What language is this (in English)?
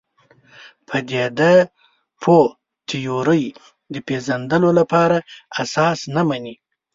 Pashto